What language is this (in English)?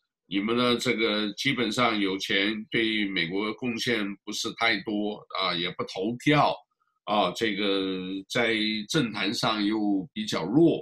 Chinese